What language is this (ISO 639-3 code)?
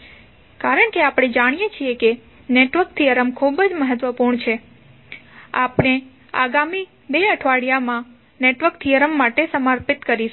guj